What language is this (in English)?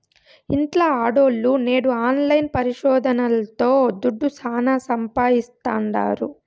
Telugu